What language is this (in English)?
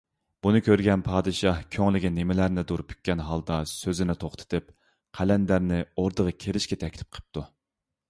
Uyghur